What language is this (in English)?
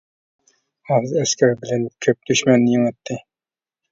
Uyghur